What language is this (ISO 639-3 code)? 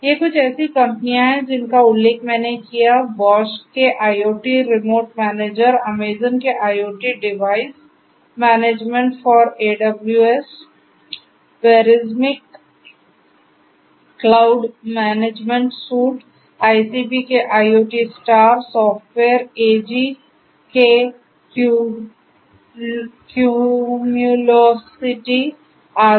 hin